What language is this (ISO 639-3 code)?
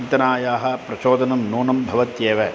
san